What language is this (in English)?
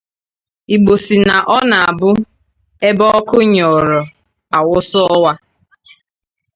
Igbo